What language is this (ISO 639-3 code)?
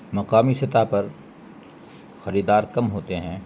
urd